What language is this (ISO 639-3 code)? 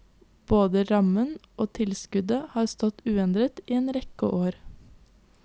nor